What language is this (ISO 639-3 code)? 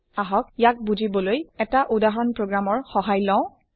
asm